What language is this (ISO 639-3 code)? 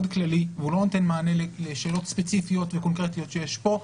heb